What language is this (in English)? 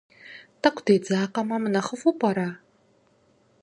Kabardian